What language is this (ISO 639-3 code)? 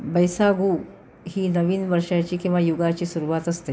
mar